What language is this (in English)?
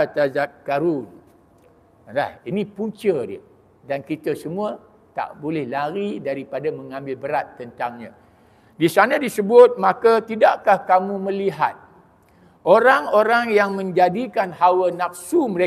Malay